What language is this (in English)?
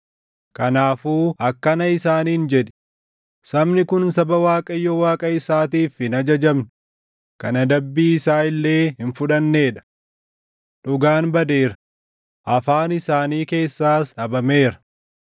Oromo